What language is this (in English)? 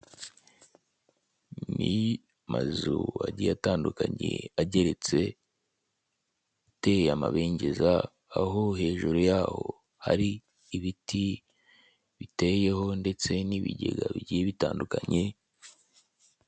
Kinyarwanda